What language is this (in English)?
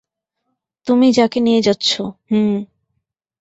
Bangla